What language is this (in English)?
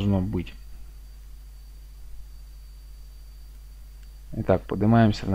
Russian